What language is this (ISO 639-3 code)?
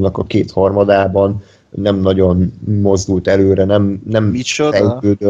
hun